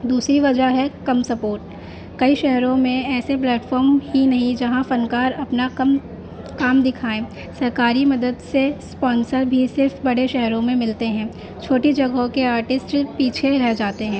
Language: Urdu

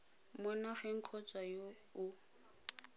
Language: Tswana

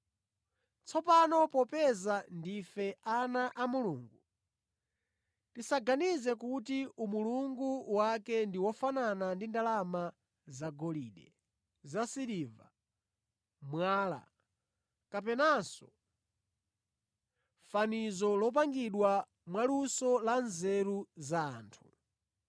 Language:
Nyanja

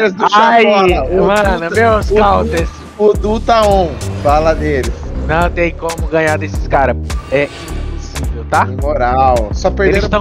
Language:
Portuguese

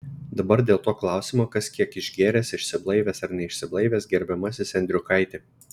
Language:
Lithuanian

